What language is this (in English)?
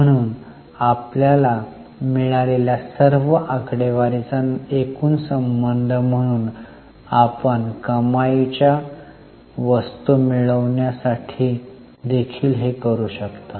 Marathi